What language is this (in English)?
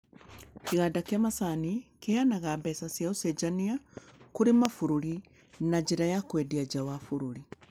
Kikuyu